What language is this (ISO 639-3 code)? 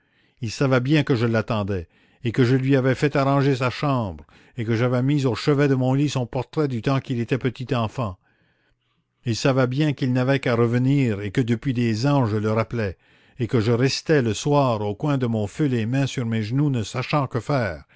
fra